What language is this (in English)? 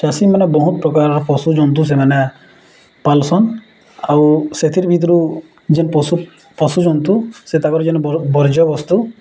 Odia